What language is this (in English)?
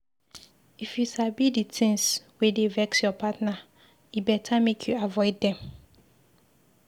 Nigerian Pidgin